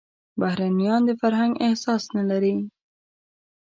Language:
Pashto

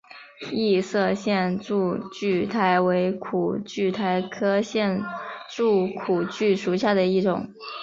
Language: Chinese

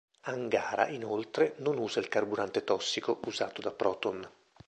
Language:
Italian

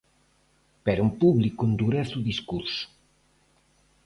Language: Galician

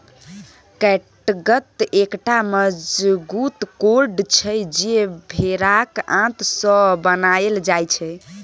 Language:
Maithili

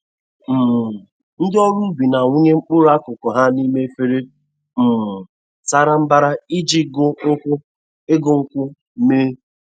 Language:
Igbo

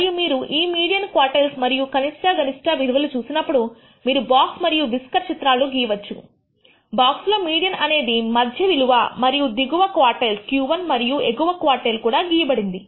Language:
Telugu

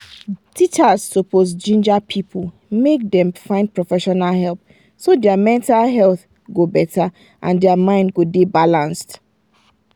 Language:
Nigerian Pidgin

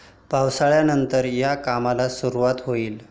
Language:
Marathi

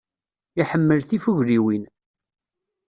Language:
Kabyle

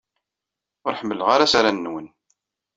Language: Kabyle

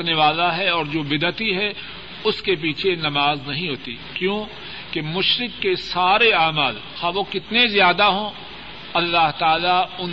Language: Urdu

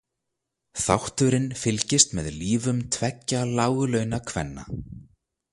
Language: Icelandic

